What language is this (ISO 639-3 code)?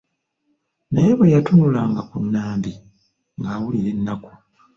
lug